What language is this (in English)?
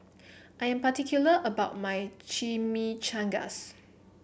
English